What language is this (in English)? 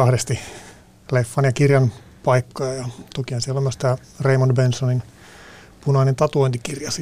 Finnish